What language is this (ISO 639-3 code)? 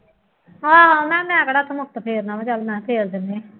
pan